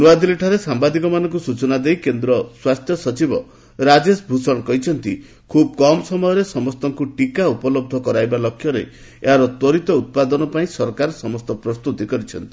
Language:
Odia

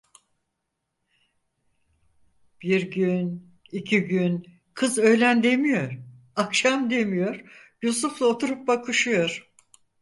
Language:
Turkish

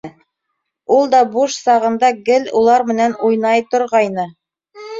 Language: Bashkir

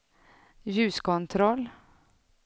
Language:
Swedish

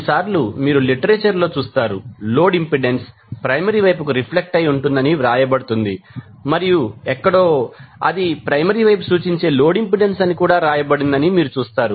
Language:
Telugu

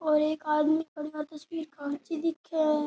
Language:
Rajasthani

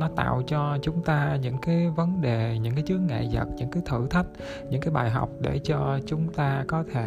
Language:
Vietnamese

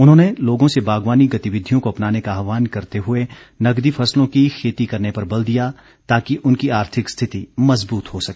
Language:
Hindi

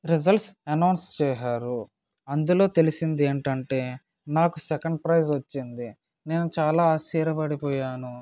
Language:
Telugu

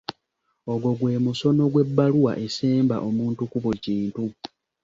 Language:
Ganda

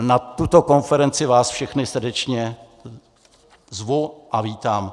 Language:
Czech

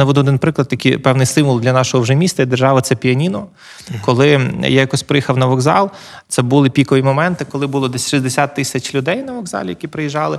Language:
Ukrainian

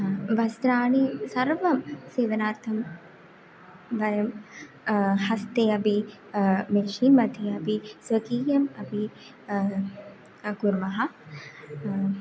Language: Sanskrit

